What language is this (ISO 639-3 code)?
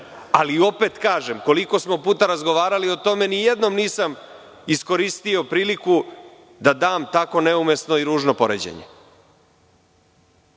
srp